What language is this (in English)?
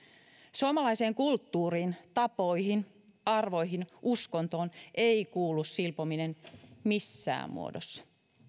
Finnish